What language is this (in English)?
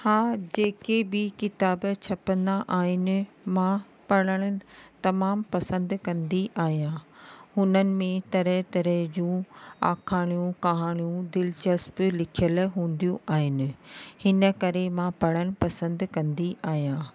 Sindhi